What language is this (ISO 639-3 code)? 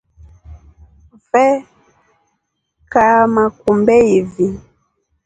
rof